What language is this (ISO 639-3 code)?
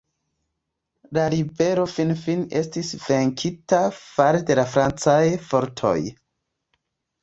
epo